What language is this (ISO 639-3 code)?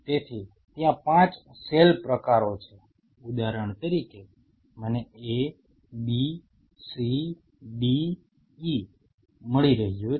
guj